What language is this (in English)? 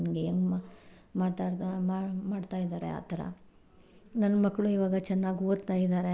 Kannada